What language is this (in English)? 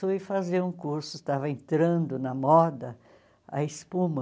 Portuguese